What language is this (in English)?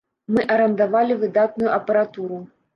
Belarusian